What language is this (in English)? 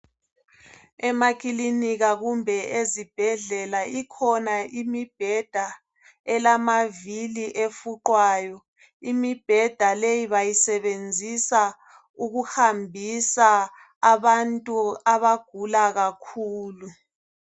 North Ndebele